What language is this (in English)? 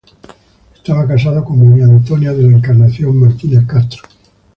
Spanish